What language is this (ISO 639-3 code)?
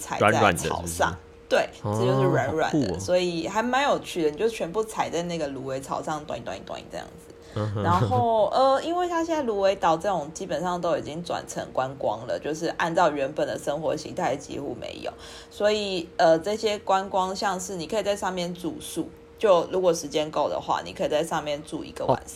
zho